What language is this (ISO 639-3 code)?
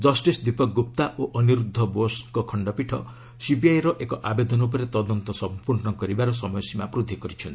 ori